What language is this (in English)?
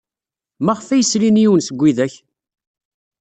Kabyle